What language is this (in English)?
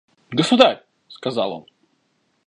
Russian